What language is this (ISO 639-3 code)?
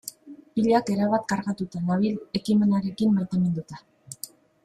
eus